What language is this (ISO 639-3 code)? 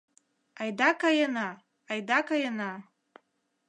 chm